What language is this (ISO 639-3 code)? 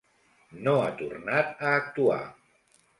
cat